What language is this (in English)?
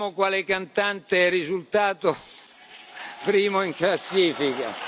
Italian